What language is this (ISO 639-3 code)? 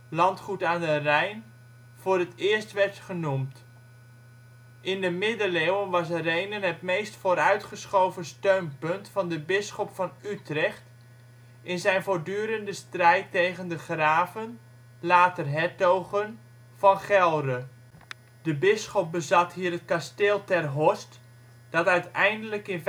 nld